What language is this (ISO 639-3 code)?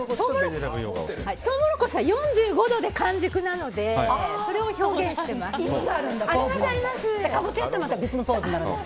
jpn